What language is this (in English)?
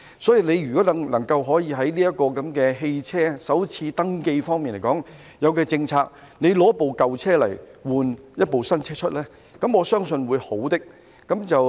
Cantonese